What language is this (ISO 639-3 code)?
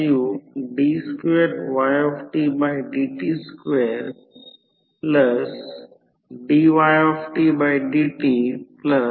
mar